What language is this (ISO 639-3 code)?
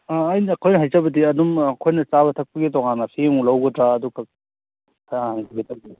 mni